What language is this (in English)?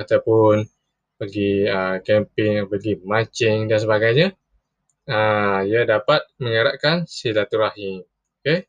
Malay